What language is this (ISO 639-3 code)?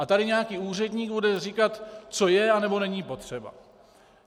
ces